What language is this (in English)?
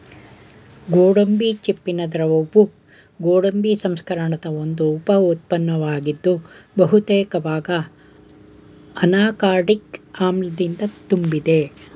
Kannada